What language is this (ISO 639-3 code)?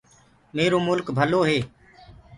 ggg